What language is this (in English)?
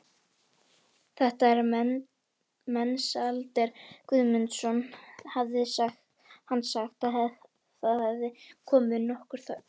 Icelandic